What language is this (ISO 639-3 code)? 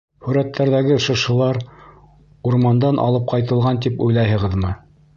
bak